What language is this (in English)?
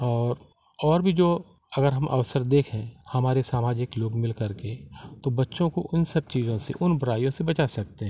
Hindi